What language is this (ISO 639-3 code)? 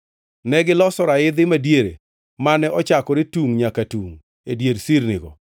luo